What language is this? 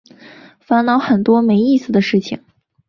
Chinese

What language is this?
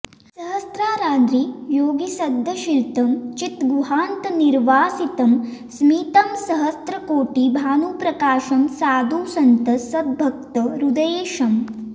Sanskrit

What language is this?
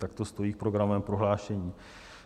Czech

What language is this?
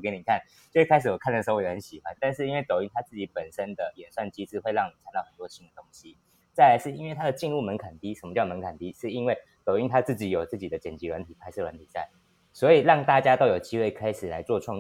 Chinese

